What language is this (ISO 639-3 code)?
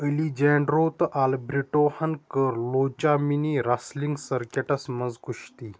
kas